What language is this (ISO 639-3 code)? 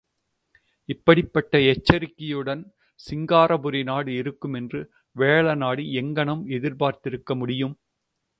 tam